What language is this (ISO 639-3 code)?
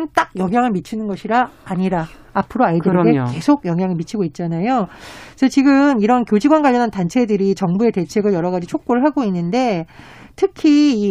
kor